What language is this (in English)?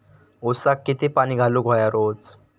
Marathi